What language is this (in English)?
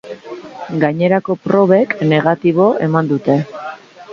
Basque